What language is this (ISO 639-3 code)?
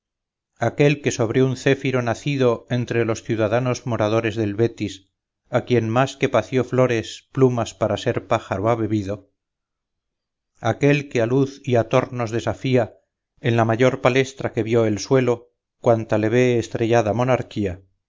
spa